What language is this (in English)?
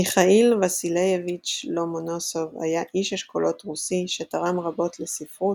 Hebrew